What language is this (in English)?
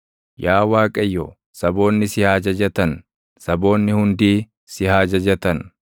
Oromo